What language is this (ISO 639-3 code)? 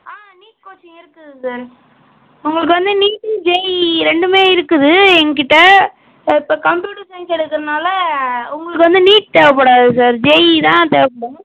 tam